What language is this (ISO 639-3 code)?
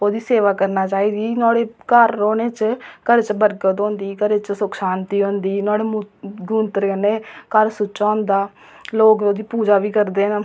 doi